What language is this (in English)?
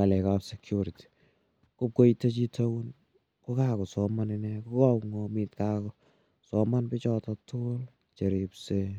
Kalenjin